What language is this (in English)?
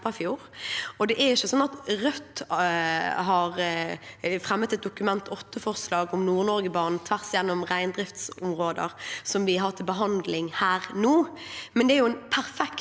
Norwegian